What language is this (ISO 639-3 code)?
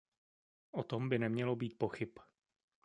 ces